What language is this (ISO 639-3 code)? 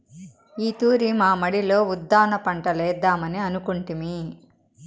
tel